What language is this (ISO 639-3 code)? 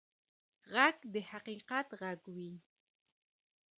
pus